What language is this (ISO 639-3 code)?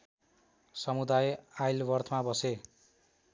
nep